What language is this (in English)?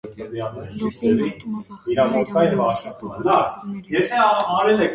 Armenian